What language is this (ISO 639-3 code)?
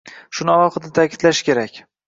uzb